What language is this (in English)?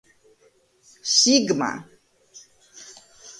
Georgian